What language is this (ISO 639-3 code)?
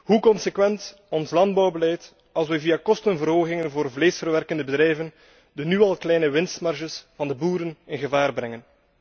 nld